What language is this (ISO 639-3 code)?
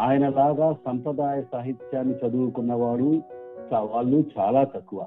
tel